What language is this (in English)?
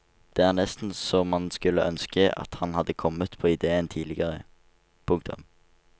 Norwegian